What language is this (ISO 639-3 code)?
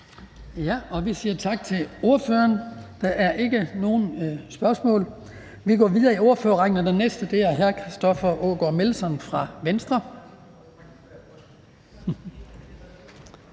dan